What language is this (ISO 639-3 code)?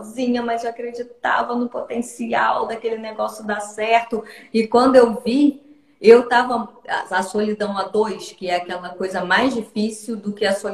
por